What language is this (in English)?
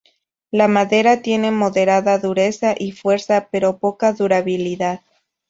Spanish